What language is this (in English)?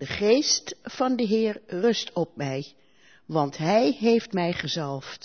Dutch